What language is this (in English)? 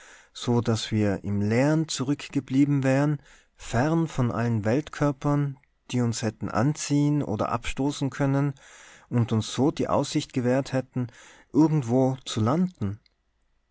German